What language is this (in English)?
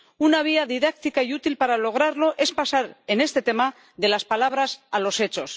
Spanish